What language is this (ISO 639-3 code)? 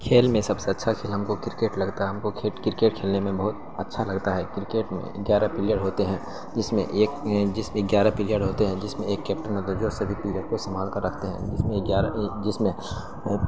urd